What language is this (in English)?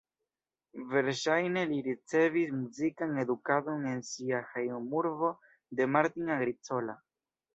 Esperanto